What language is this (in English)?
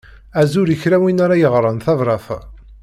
Kabyle